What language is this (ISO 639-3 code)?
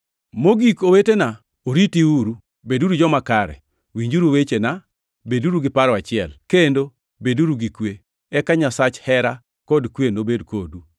luo